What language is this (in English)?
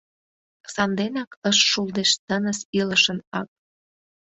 Mari